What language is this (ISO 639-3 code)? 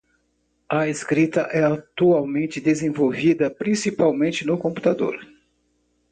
por